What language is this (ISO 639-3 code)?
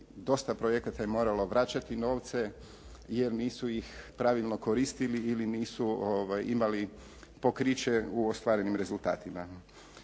hrv